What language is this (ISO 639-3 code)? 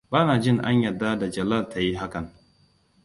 hau